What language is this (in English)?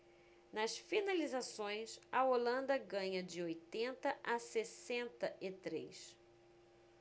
Portuguese